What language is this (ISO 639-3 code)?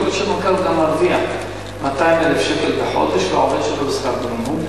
heb